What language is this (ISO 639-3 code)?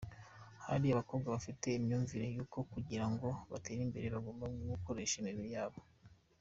kin